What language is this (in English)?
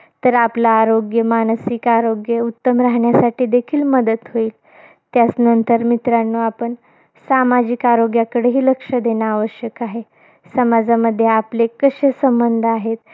Marathi